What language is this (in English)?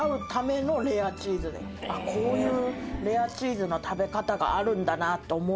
Japanese